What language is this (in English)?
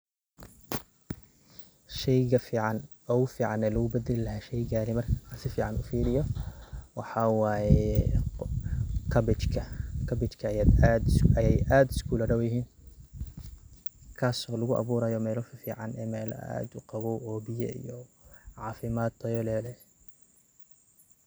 Somali